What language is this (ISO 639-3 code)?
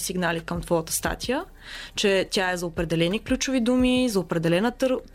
bul